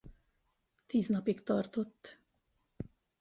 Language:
Hungarian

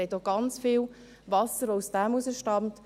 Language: Swiss German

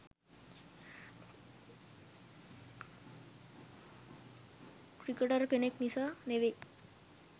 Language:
Sinhala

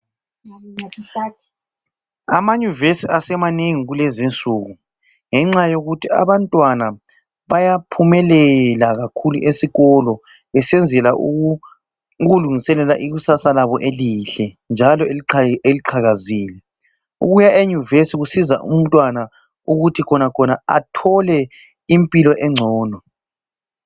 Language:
North Ndebele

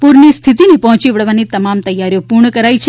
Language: Gujarati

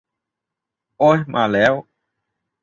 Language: Thai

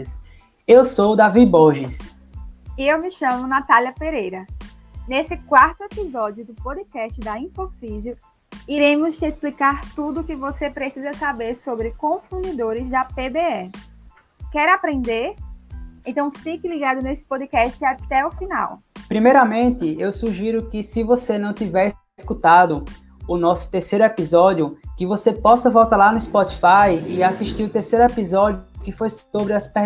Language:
Portuguese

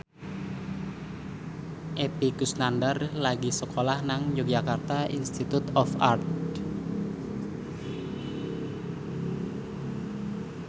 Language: Javanese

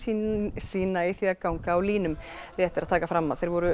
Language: Icelandic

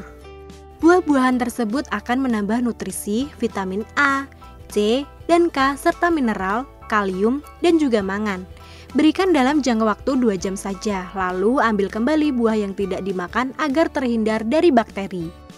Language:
Indonesian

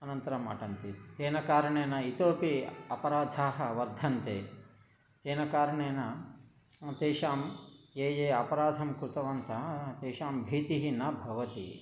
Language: Sanskrit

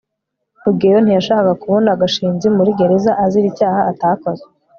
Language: Kinyarwanda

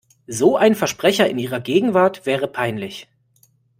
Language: German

